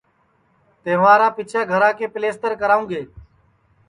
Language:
Sansi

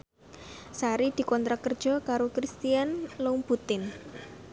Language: Javanese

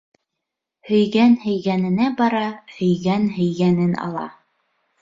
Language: Bashkir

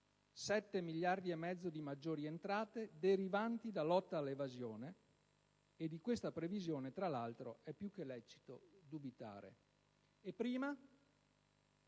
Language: Italian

